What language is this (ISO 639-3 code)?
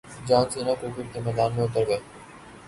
urd